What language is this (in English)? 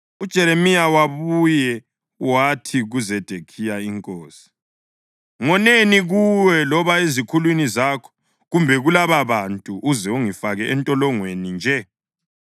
North Ndebele